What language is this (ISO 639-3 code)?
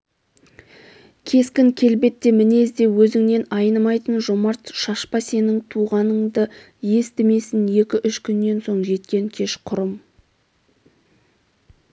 kaz